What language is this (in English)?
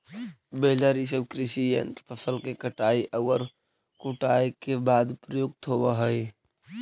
Magahi